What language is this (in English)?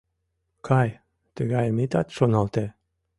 Mari